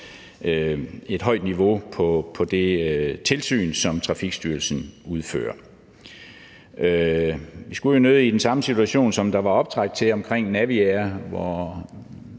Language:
Danish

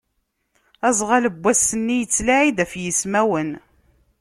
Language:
Kabyle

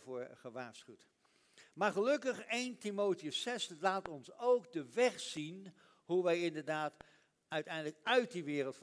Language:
Dutch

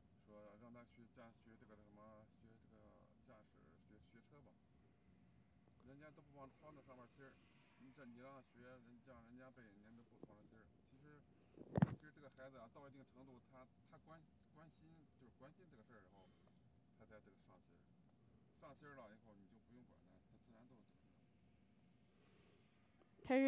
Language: Chinese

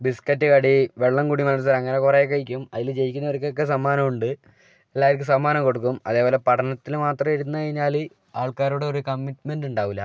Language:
Malayalam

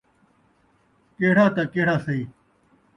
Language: Saraiki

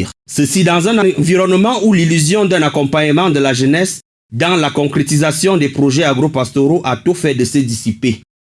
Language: French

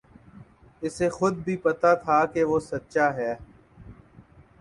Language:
Urdu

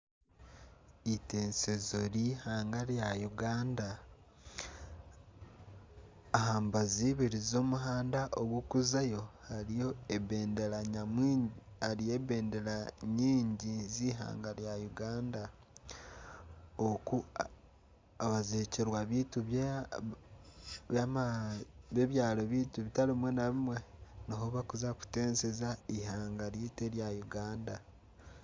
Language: Nyankole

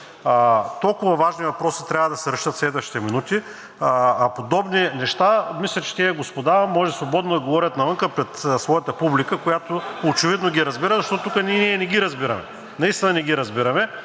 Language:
Bulgarian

